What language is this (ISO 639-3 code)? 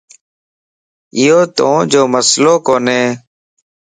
lss